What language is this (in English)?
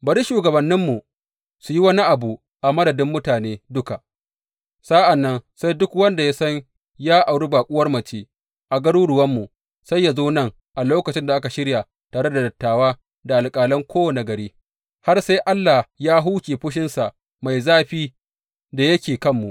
Hausa